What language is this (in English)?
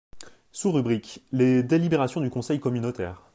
French